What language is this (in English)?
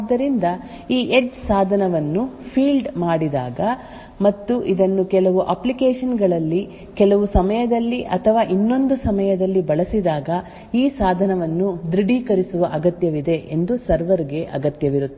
Kannada